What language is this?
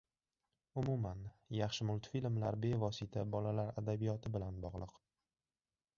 Uzbek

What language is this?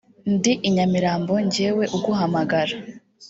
Kinyarwanda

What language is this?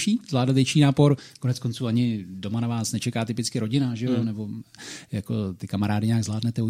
Czech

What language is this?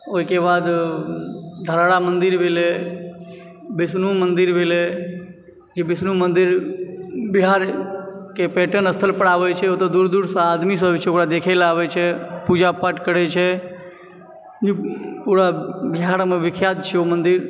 Maithili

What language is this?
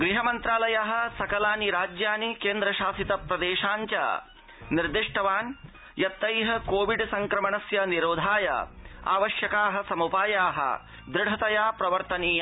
Sanskrit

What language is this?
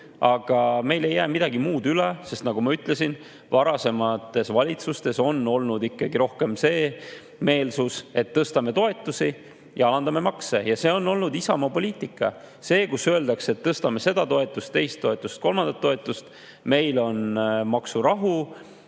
Estonian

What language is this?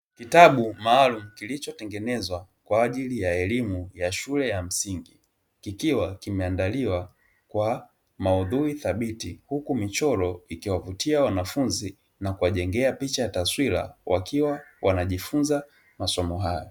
Swahili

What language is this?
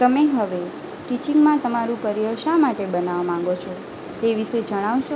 Gujarati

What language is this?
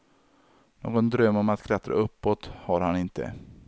Swedish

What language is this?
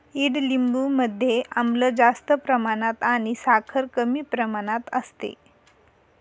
Marathi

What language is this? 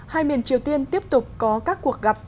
Vietnamese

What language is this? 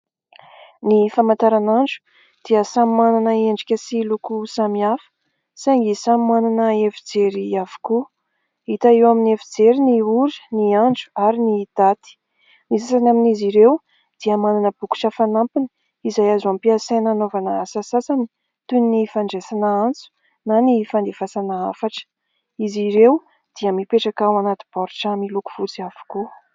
Malagasy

